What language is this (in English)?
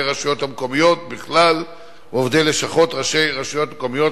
Hebrew